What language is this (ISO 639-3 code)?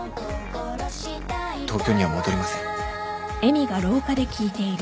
jpn